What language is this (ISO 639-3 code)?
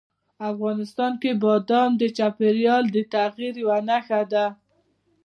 pus